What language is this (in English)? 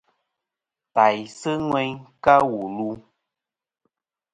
Kom